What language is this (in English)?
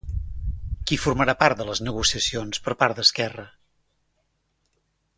Catalan